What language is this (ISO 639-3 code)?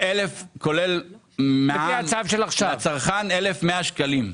heb